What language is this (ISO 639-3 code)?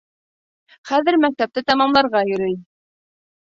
bak